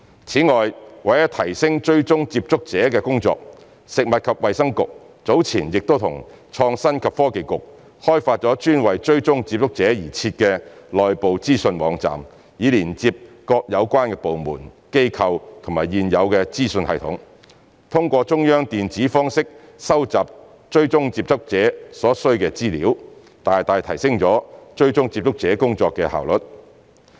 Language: Cantonese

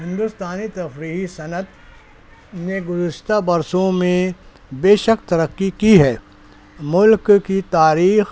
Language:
Urdu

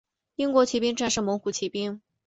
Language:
Chinese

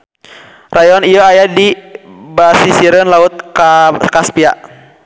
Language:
Sundanese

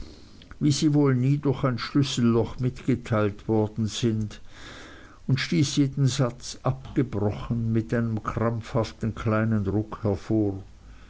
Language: German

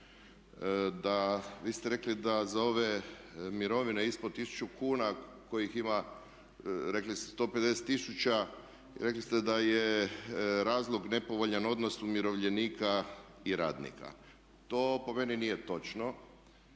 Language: Croatian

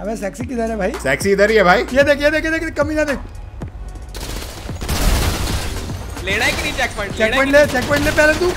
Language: Hindi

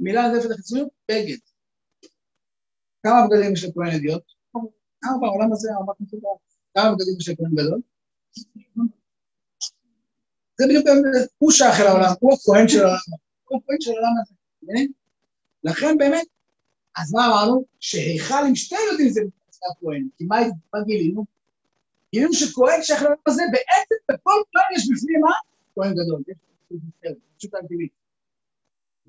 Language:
Hebrew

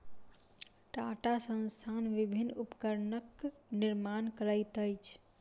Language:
Maithili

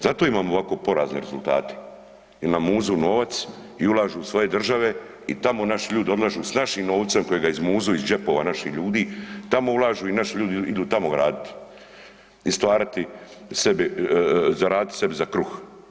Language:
Croatian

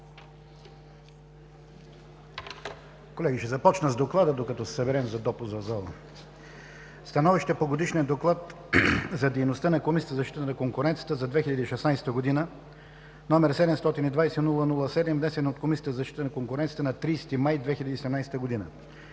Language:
Bulgarian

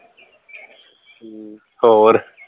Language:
Punjabi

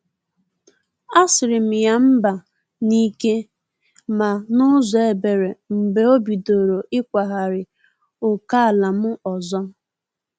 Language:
Igbo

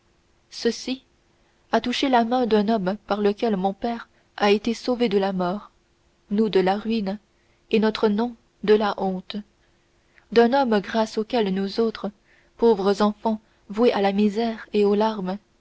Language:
French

